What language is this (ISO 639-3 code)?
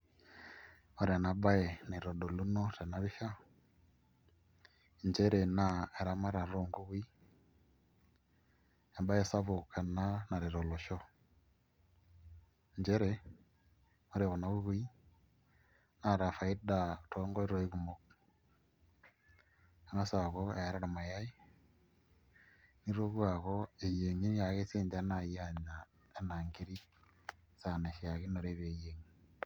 mas